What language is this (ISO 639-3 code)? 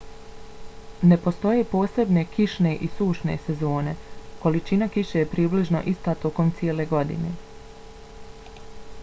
bos